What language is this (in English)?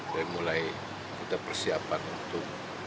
Indonesian